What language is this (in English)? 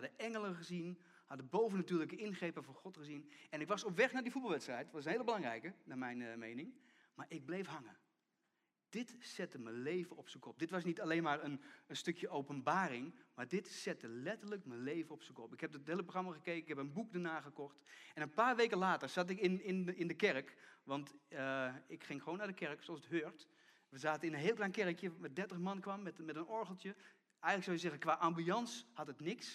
Dutch